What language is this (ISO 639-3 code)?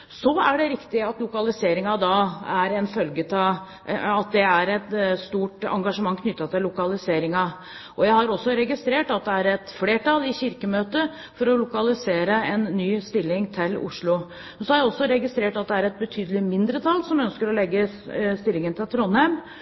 nob